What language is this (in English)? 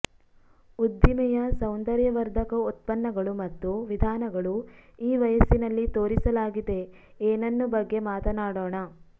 Kannada